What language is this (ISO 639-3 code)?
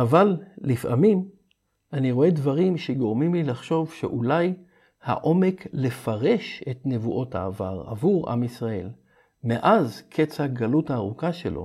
heb